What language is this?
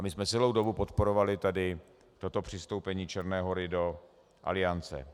Czech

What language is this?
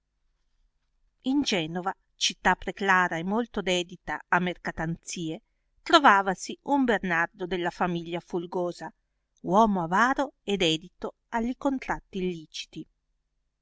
Italian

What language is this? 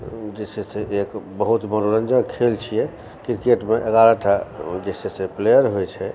Maithili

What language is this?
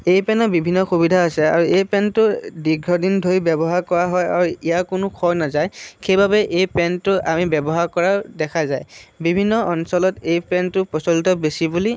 Assamese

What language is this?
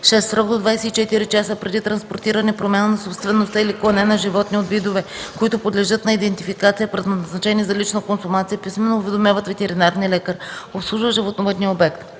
Bulgarian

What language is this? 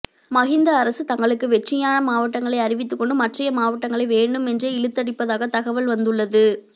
Tamil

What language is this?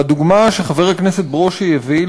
Hebrew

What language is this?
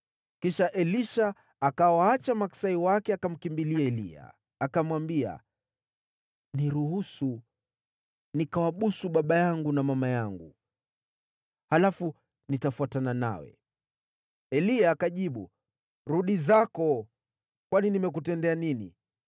Swahili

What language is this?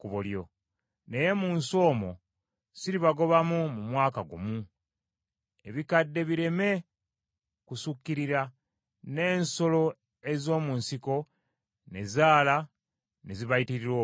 Ganda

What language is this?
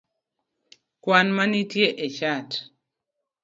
Luo (Kenya and Tanzania)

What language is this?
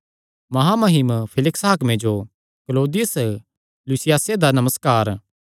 Kangri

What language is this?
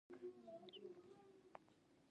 Pashto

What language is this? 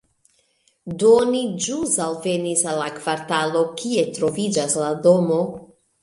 Esperanto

